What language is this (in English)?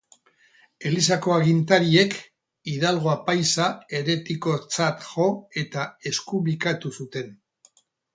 Basque